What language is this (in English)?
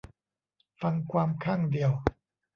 Thai